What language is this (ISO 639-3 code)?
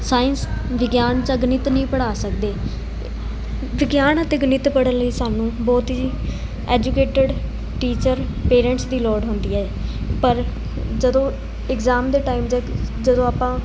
pan